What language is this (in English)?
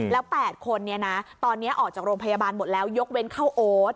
Thai